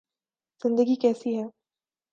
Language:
Urdu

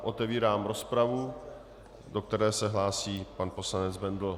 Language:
Czech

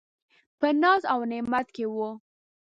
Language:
Pashto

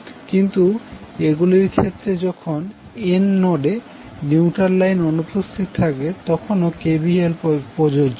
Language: Bangla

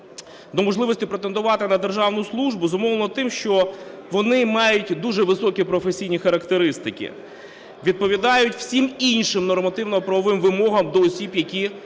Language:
Ukrainian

